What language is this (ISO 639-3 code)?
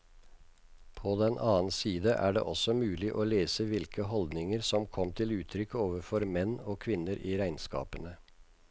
nor